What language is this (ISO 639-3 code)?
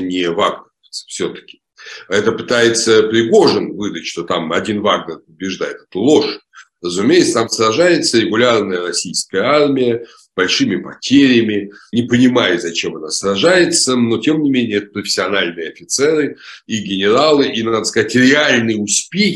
rus